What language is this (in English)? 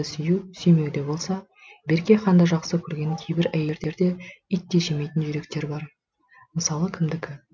Kazakh